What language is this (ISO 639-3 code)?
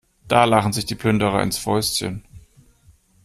deu